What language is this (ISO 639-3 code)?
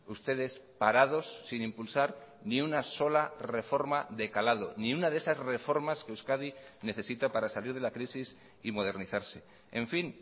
spa